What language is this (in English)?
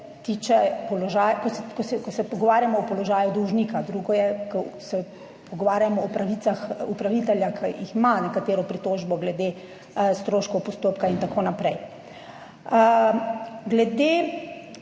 Slovenian